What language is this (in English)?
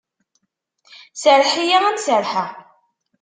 Kabyle